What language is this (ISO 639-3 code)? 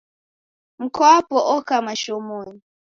dav